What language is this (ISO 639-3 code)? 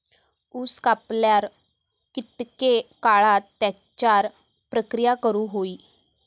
mar